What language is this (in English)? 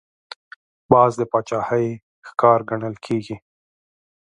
Pashto